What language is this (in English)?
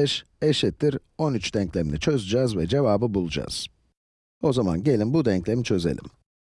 Turkish